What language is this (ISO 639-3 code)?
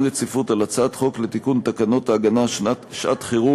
heb